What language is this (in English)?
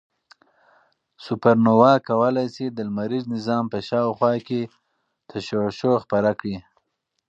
Pashto